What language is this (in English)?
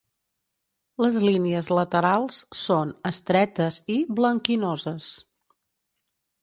Catalan